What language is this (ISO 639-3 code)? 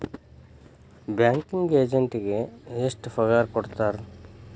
kan